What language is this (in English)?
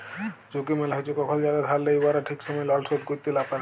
Bangla